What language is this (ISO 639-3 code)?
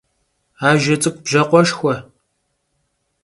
kbd